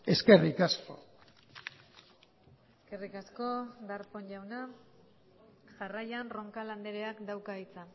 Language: Basque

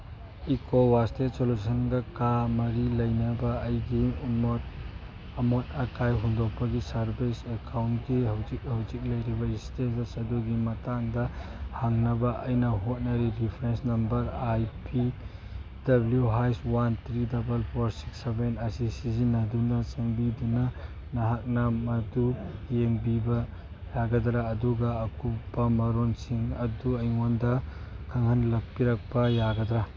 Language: Manipuri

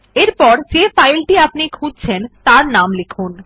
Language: Bangla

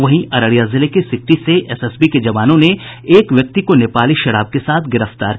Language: Hindi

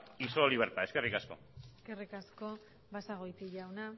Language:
Basque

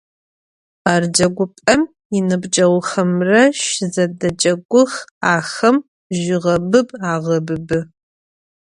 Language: Adyghe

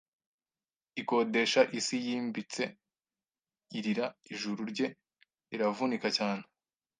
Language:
Kinyarwanda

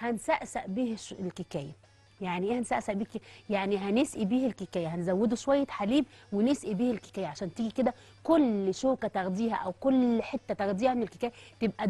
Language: Arabic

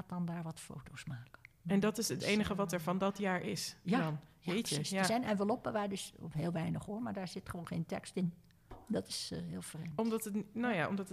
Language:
Dutch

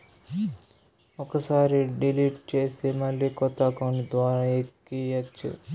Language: Telugu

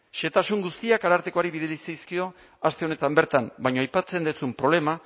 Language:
Basque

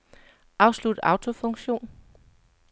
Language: Danish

